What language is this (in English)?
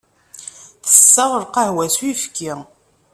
Kabyle